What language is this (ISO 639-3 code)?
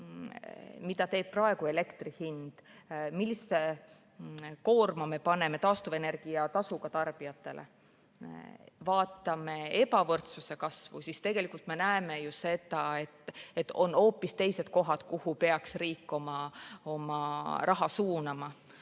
est